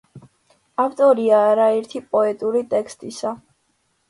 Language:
Georgian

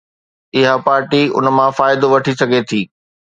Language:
Sindhi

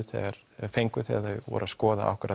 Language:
Icelandic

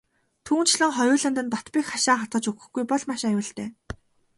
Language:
Mongolian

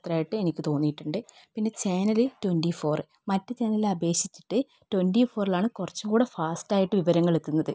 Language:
Malayalam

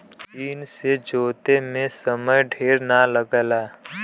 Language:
Bhojpuri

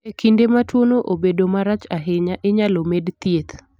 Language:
Luo (Kenya and Tanzania)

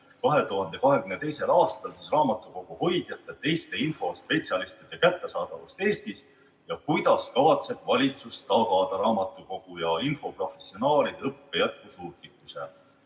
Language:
Estonian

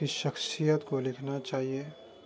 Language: Urdu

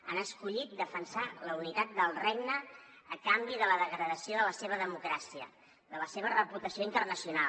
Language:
Catalan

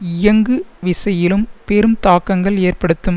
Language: Tamil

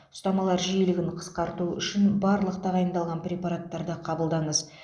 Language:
Kazakh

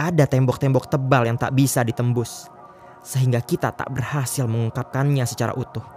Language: Indonesian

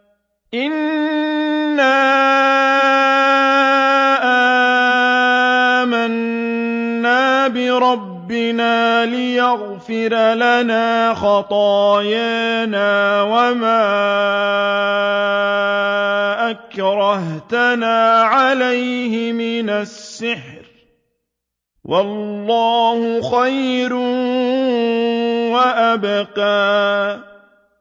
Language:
Arabic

